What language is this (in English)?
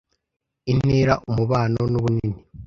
Kinyarwanda